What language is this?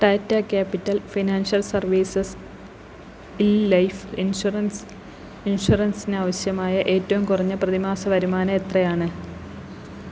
Malayalam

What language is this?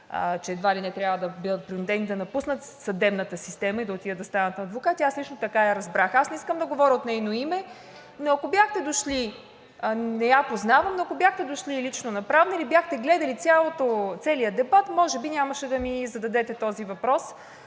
Bulgarian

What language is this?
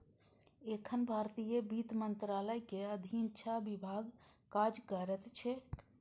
Maithili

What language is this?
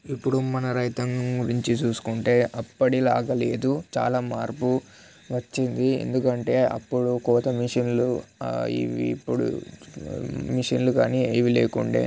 Telugu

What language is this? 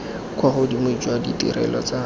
Tswana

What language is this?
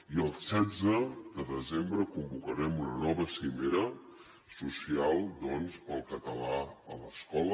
Catalan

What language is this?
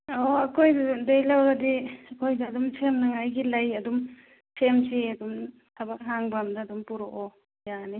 Manipuri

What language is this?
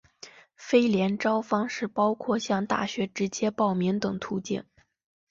Chinese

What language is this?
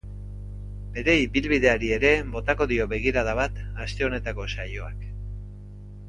Basque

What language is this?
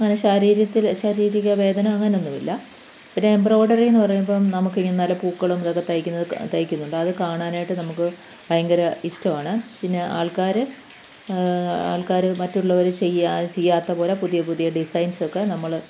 Malayalam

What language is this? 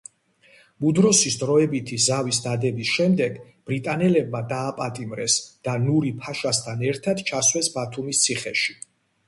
Georgian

